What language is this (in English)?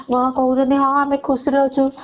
Odia